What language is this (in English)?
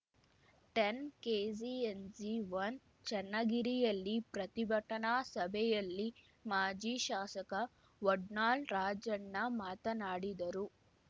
Kannada